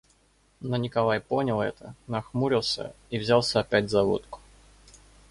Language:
Russian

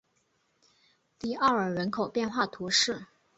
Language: Chinese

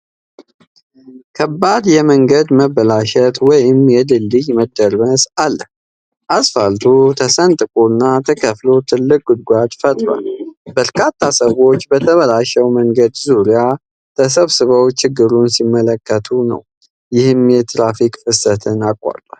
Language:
Amharic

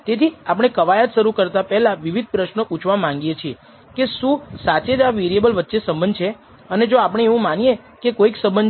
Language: Gujarati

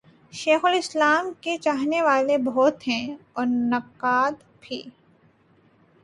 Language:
Urdu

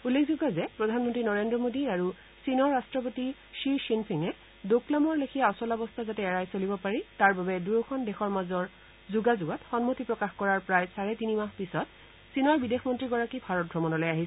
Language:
Assamese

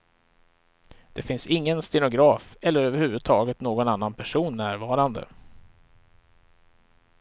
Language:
Swedish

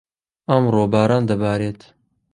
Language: Central Kurdish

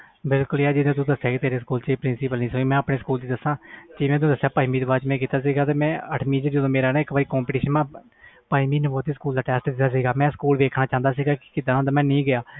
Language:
Punjabi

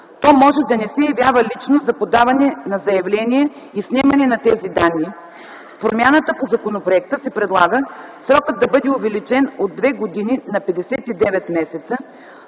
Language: Bulgarian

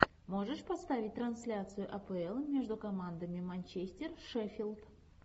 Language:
Russian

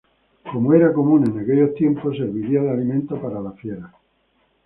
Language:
Spanish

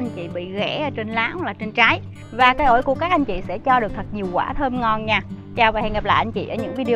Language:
Vietnamese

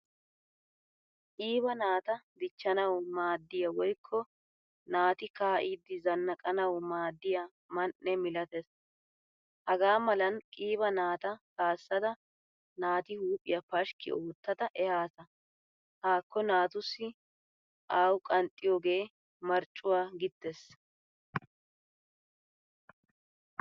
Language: Wolaytta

